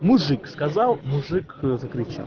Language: Russian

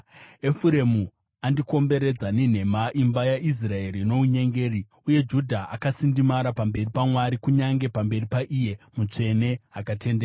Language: Shona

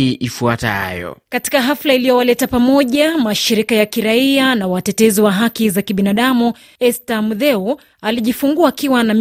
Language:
Swahili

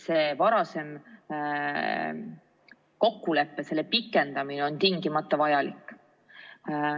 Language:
Estonian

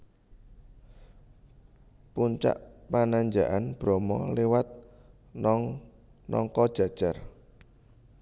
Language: Javanese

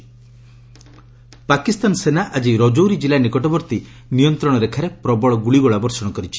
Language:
Odia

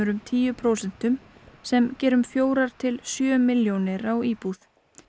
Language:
Icelandic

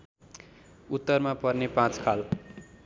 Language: Nepali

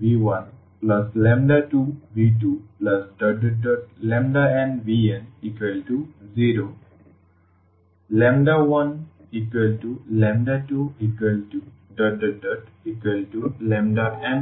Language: Bangla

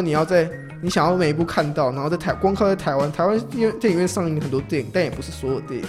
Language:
Chinese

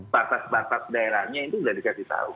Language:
Indonesian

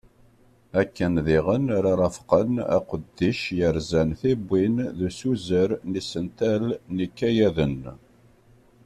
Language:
Kabyle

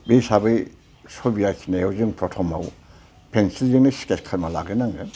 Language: Bodo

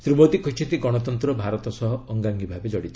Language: Odia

